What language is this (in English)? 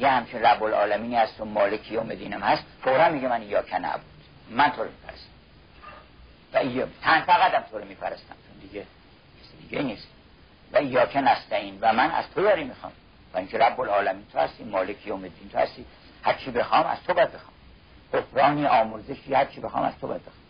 Persian